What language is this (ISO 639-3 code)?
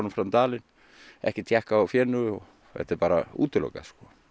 isl